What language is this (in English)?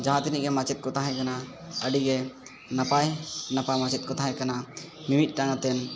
Santali